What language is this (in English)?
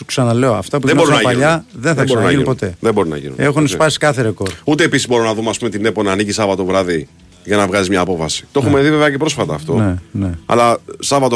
Greek